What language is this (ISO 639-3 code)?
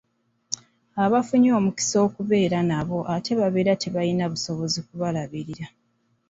lug